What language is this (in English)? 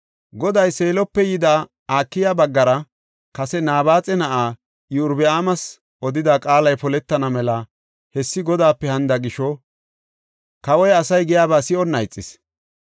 Gofa